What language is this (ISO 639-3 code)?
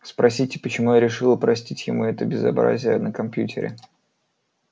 rus